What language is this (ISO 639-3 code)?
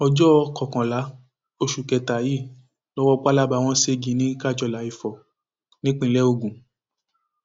yor